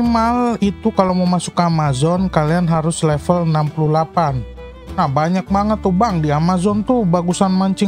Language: Indonesian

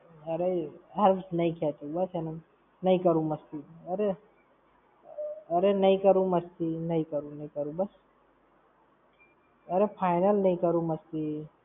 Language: Gujarati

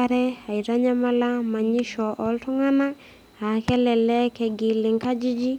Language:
Masai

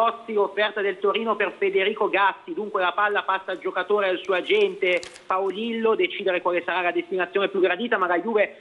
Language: Italian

